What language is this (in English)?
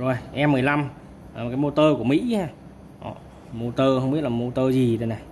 Vietnamese